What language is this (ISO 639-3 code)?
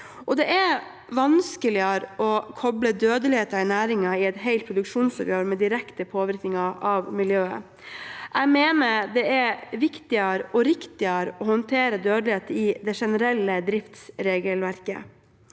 nor